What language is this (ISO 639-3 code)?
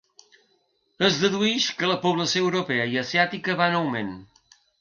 cat